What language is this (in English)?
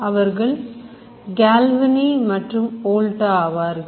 Tamil